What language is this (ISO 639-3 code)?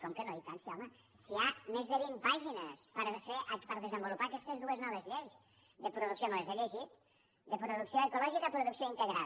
cat